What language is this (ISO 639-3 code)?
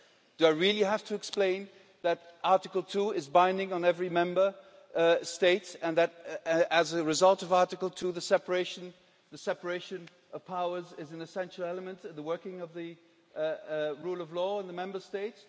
eng